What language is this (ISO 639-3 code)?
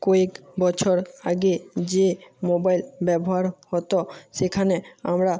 ben